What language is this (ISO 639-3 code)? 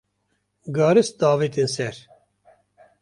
kur